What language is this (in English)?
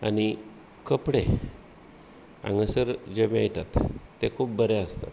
Konkani